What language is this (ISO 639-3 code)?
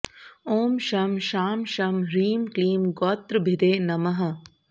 san